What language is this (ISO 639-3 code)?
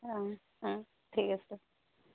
asm